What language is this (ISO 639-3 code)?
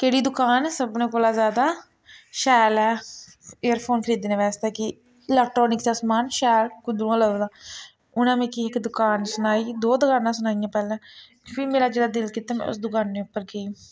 doi